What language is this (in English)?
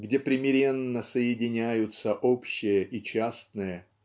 Russian